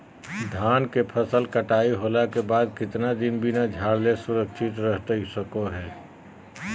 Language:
Magahi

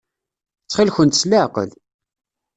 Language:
Kabyle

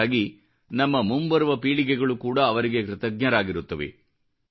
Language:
Kannada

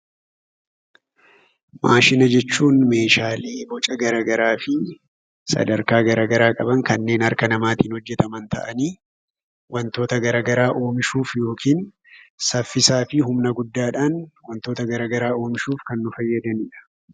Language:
Oromo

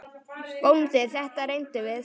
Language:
Icelandic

